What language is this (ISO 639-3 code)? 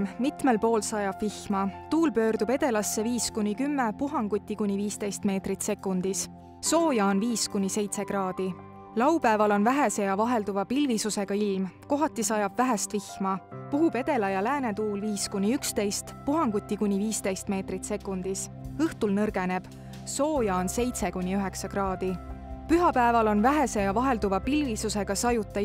fin